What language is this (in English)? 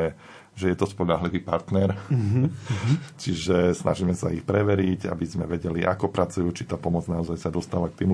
Slovak